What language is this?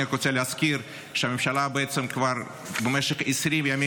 Hebrew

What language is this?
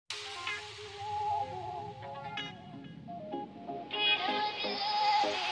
Polish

